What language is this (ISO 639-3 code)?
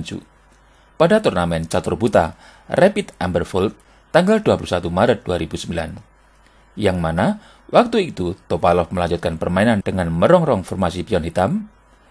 ind